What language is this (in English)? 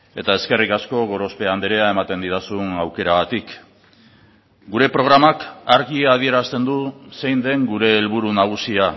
Basque